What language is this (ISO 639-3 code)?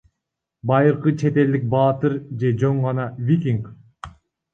kir